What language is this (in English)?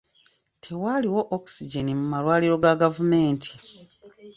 Ganda